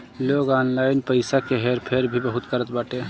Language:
Bhojpuri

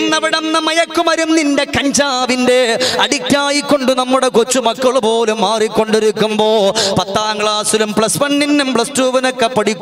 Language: Arabic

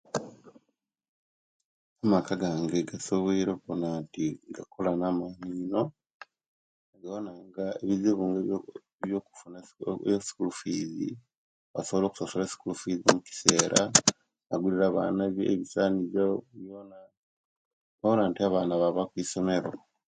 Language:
Kenyi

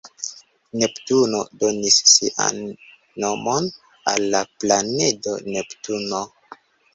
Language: Esperanto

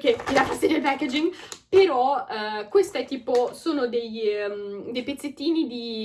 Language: Italian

